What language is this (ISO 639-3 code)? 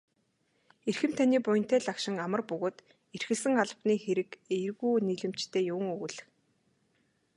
mon